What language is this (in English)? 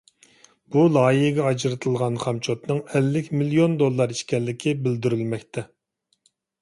Uyghur